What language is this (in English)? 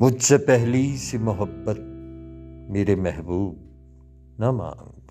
Urdu